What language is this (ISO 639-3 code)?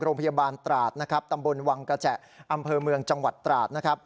tha